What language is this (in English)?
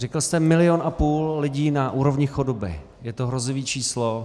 Czech